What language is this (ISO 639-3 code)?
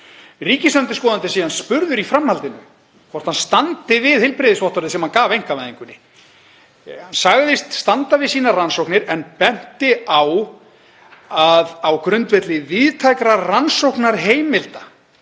isl